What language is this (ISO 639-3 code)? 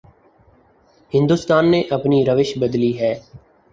urd